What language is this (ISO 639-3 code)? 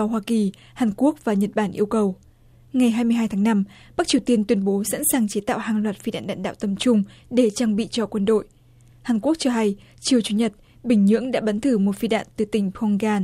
vie